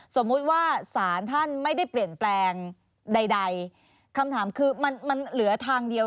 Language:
Thai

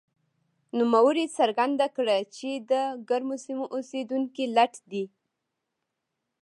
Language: Pashto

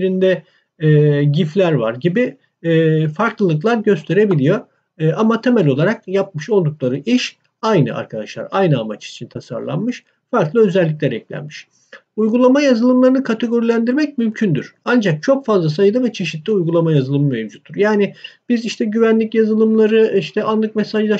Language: Turkish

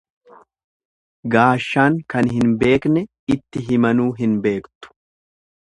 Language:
Oromo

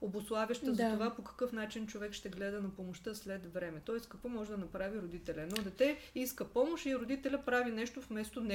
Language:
Bulgarian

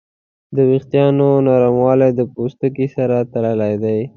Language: Pashto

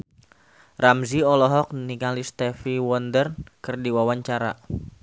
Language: Sundanese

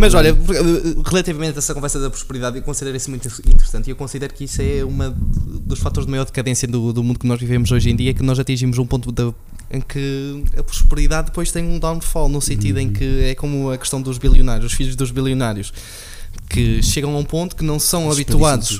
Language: Portuguese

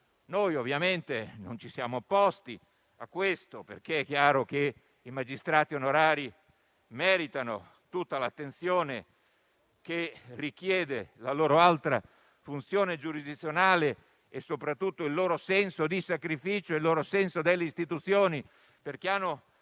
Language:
Italian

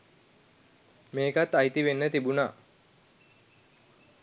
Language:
Sinhala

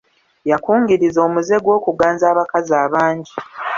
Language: Ganda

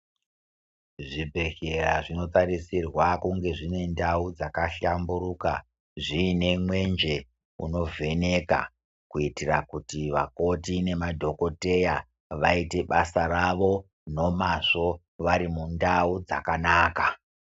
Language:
Ndau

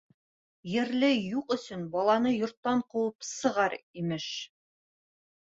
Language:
Bashkir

